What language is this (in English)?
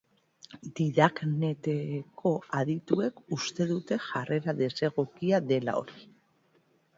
Basque